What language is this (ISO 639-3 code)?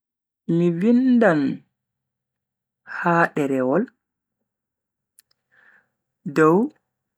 fui